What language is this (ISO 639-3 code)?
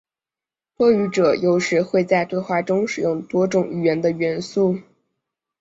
zho